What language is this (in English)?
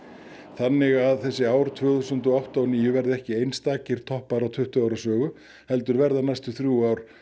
Icelandic